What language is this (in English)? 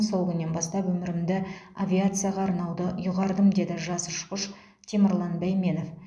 Kazakh